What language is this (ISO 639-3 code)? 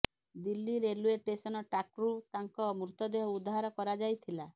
ori